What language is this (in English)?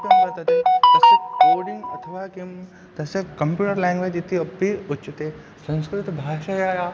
Sanskrit